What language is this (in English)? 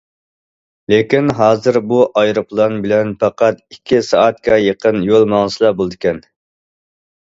Uyghur